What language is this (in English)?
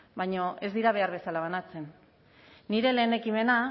Basque